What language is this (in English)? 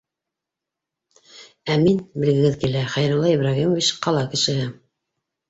Bashkir